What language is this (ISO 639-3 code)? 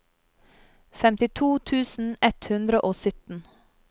nor